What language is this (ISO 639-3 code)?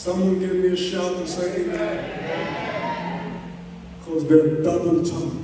eng